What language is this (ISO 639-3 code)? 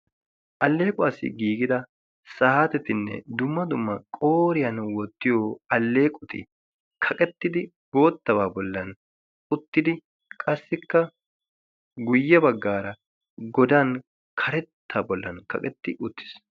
wal